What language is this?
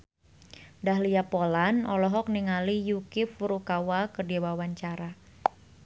Sundanese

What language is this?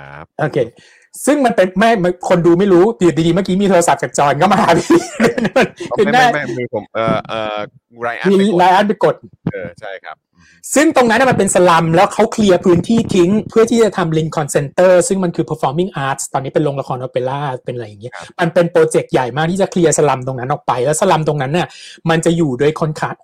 Thai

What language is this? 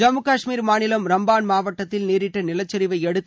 Tamil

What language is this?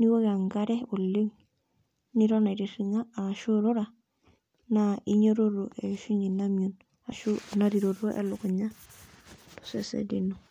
Masai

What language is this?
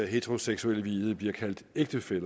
Danish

